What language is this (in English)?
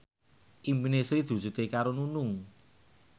Javanese